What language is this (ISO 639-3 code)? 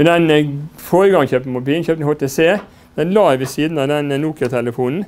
nor